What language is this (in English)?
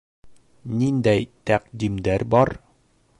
Bashkir